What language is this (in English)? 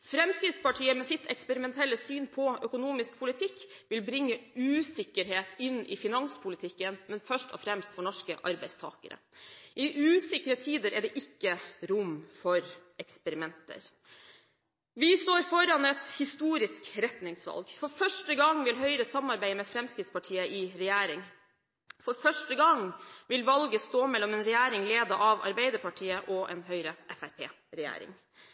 Norwegian Bokmål